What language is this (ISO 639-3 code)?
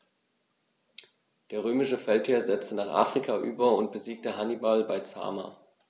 deu